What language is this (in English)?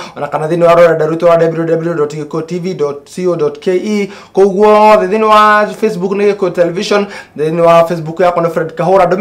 Italian